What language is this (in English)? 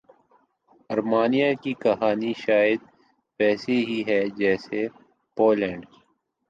Urdu